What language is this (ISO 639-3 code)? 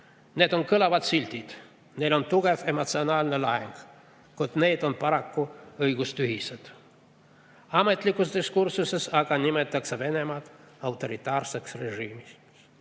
est